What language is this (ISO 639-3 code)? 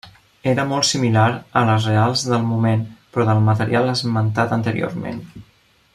cat